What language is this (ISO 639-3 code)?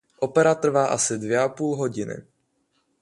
ces